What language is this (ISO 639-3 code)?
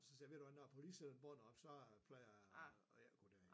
dan